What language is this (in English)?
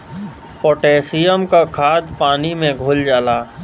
Bhojpuri